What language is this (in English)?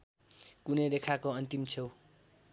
Nepali